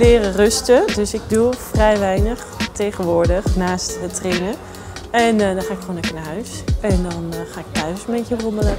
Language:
Dutch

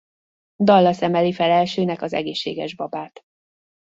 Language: Hungarian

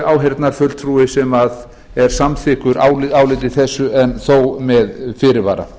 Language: Icelandic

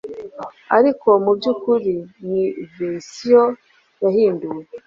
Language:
Kinyarwanda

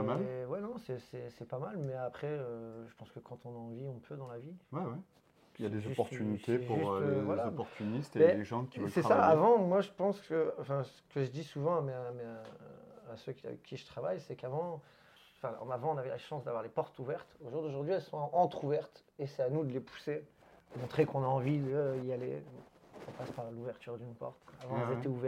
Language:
French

